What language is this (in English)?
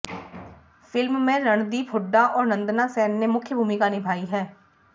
Hindi